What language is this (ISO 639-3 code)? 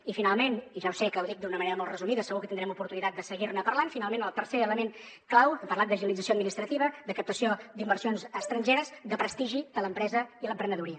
cat